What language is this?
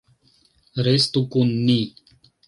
Esperanto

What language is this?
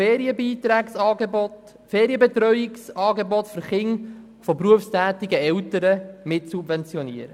Swiss German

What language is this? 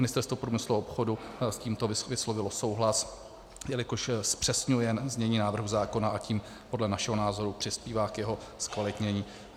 Czech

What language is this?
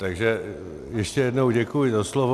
Czech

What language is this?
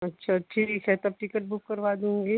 Hindi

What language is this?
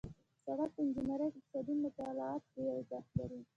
Pashto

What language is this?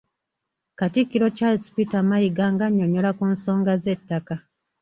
Ganda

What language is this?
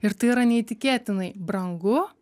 Lithuanian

